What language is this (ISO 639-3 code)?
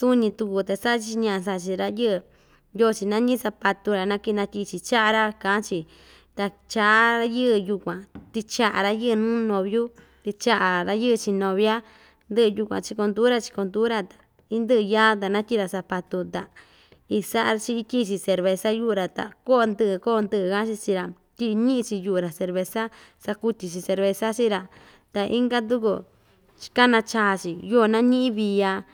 vmj